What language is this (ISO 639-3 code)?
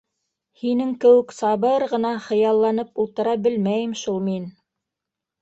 bak